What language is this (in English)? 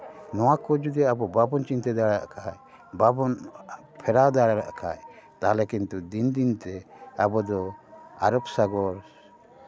Santali